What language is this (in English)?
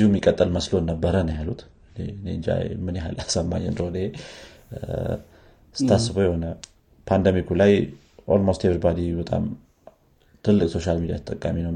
Amharic